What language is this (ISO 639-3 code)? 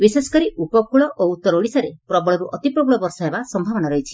ori